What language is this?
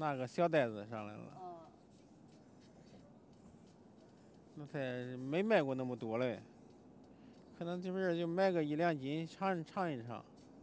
Chinese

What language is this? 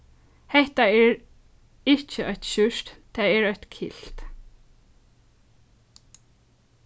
Faroese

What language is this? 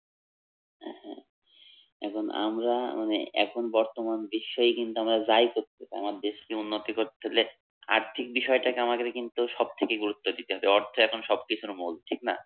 Bangla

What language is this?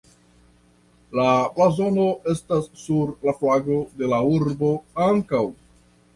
Esperanto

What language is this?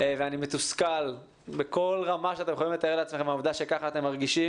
Hebrew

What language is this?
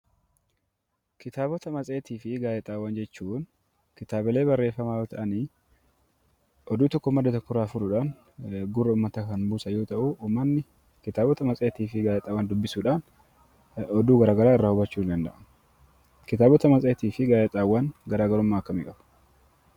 Oromo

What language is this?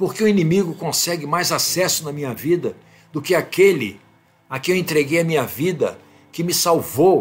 Portuguese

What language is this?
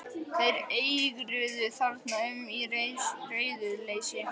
Icelandic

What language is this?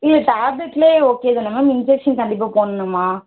Tamil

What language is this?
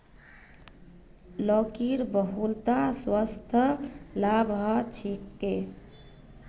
Magahi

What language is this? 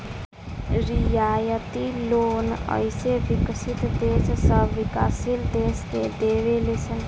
Bhojpuri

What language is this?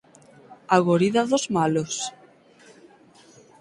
Galician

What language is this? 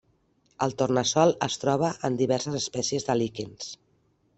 Catalan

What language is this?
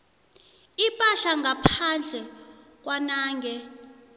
South Ndebele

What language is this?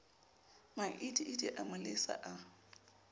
Southern Sotho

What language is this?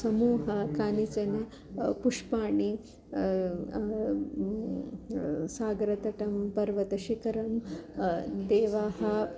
Sanskrit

